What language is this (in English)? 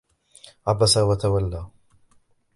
Arabic